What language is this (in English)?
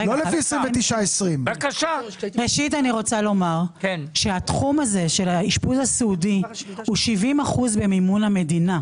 Hebrew